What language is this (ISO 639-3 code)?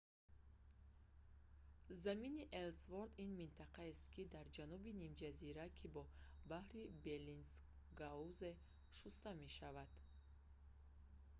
tgk